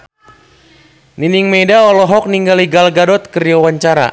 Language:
Sundanese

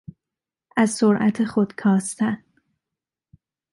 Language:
Persian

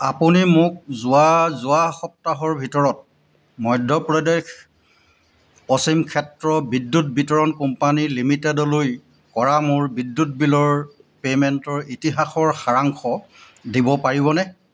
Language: Assamese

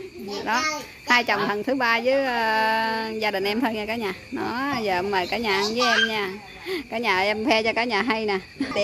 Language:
Vietnamese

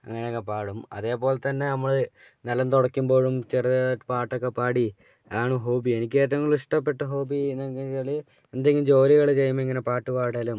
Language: Malayalam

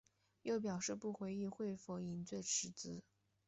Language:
Chinese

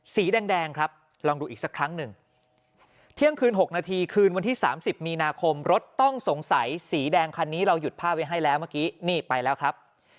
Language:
Thai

